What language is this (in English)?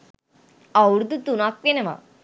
Sinhala